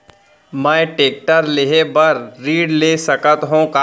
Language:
Chhattisgarhi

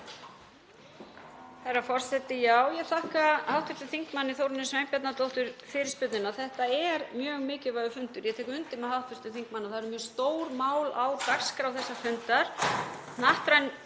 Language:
Icelandic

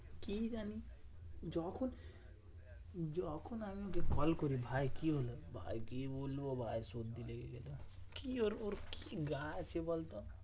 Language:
Bangla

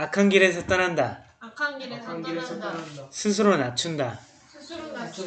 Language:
Korean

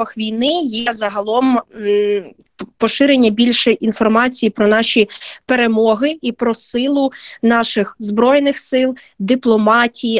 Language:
Ukrainian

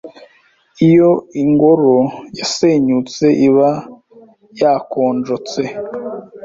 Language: Kinyarwanda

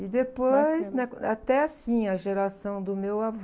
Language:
Portuguese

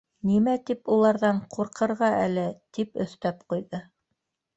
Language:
Bashkir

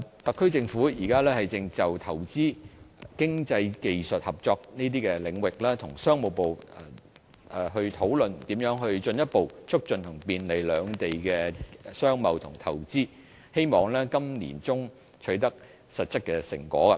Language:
Cantonese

